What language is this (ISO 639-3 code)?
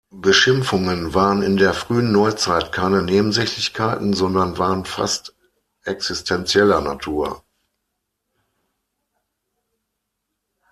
deu